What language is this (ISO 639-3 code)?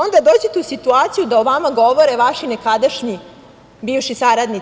srp